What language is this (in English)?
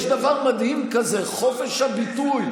Hebrew